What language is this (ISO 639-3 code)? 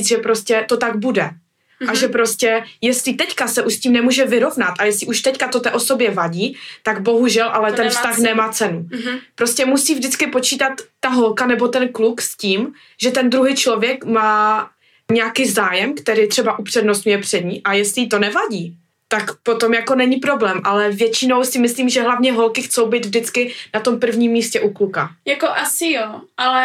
ces